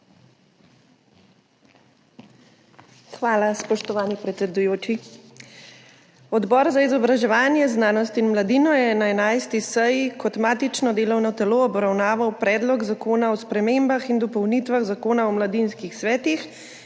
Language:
Slovenian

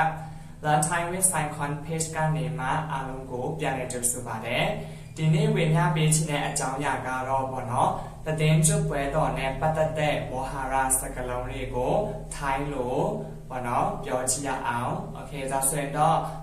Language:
Thai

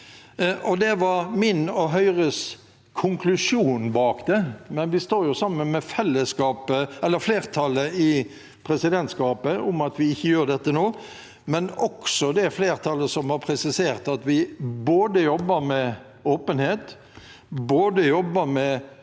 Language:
Norwegian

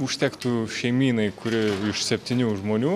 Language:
Lithuanian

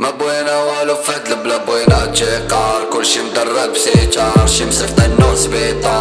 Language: Arabic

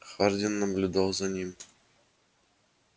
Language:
Russian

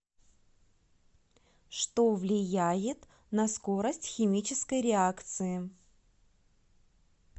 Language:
Russian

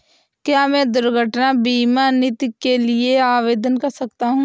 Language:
Hindi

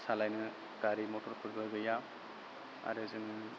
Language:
Bodo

